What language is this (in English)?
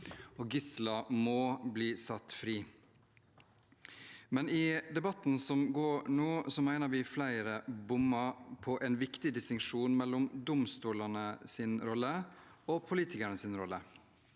Norwegian